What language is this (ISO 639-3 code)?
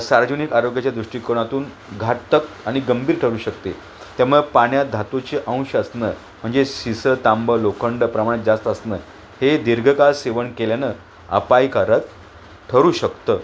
mar